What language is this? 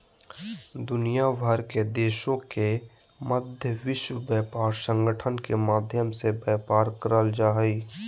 Magahi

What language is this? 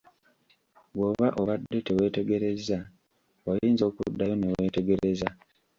Ganda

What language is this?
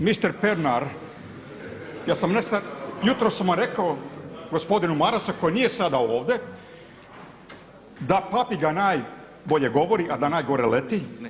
Croatian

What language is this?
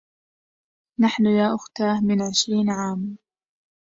Arabic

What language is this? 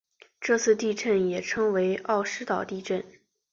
Chinese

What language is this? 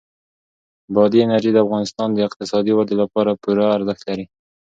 Pashto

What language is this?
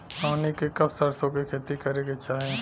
Bhojpuri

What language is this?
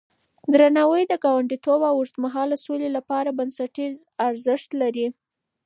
Pashto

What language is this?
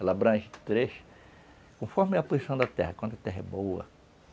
Portuguese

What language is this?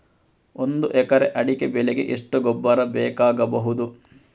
Kannada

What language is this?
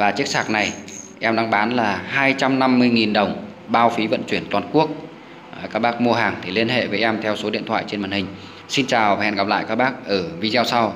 Vietnamese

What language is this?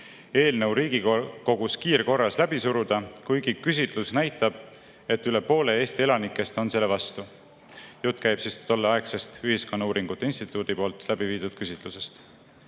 Estonian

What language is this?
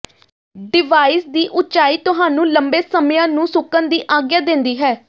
Punjabi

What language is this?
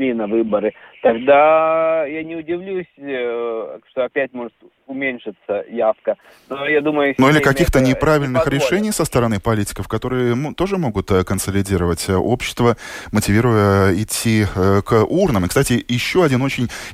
Russian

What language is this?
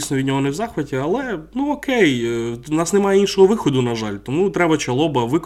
Ukrainian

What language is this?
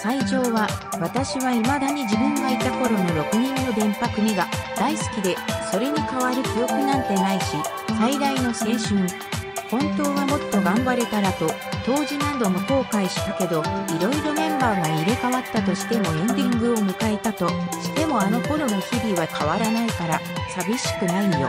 Japanese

